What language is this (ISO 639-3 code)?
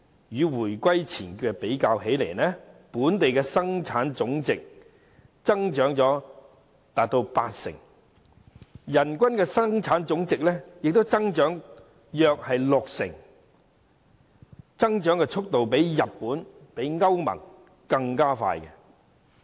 yue